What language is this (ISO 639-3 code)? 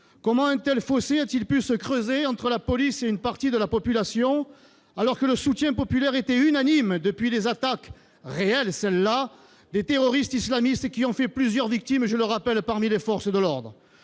fra